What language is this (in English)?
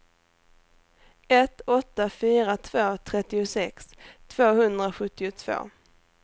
Swedish